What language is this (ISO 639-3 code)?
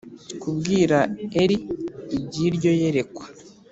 kin